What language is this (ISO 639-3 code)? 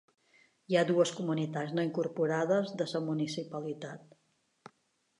cat